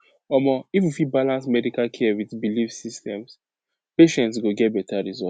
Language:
Nigerian Pidgin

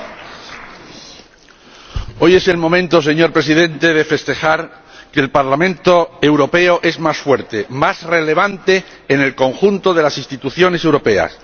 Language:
Spanish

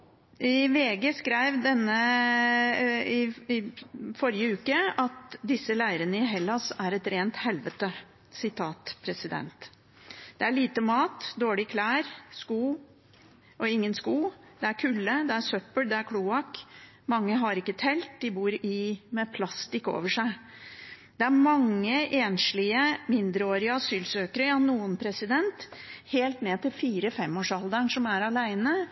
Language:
Norwegian Bokmål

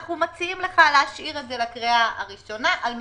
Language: Hebrew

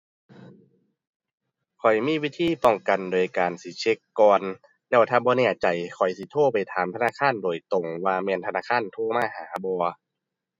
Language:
Thai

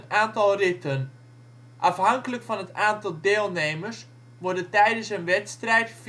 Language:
Dutch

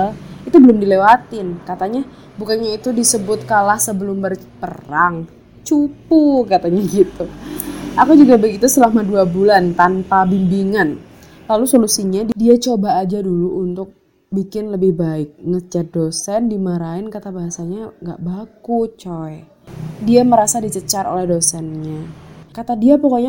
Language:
Indonesian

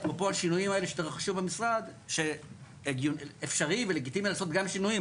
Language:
Hebrew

